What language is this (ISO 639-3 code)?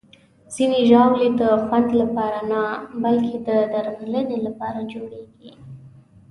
pus